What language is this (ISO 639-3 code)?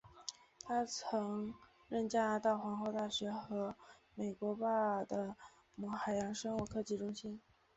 zho